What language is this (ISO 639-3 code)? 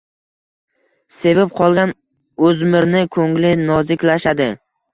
uzb